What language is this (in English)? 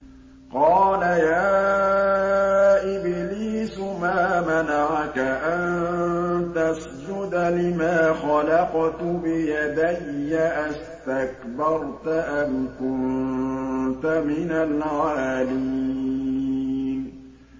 Arabic